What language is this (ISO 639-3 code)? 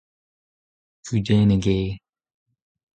bre